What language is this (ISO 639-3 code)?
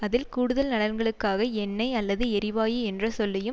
tam